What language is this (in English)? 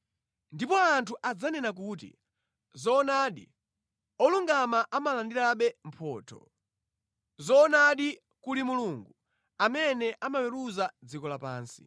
Nyanja